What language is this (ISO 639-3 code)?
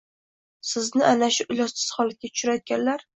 uzb